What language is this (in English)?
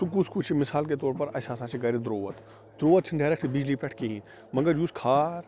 Kashmiri